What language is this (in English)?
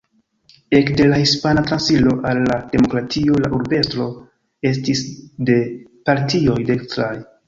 Esperanto